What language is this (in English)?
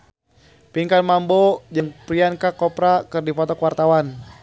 Sundanese